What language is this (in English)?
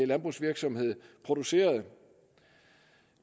Danish